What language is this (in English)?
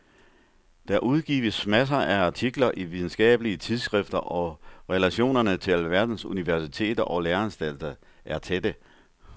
Danish